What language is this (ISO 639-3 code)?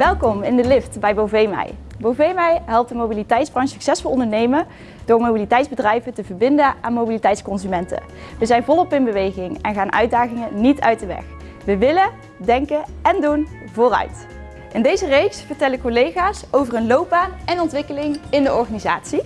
nld